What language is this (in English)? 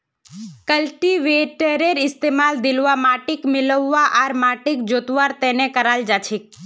Magahi